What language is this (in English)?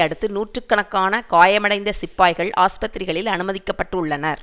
Tamil